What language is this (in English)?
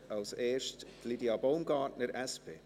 Swiss German